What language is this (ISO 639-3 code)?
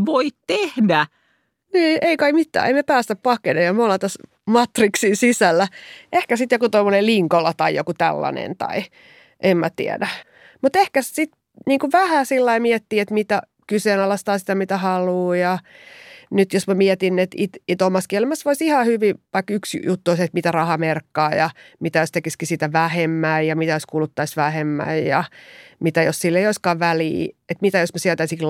fin